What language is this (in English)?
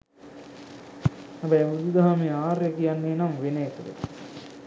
Sinhala